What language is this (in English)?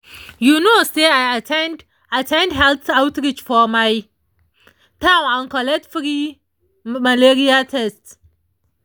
Nigerian Pidgin